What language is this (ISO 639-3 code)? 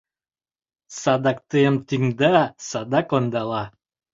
chm